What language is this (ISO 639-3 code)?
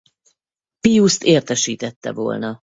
hun